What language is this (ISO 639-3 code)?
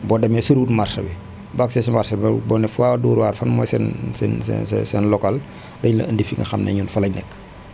wol